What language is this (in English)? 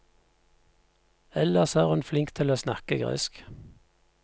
Norwegian